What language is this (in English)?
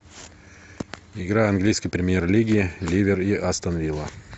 Russian